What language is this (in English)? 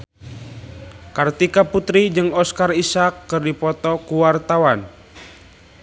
Sundanese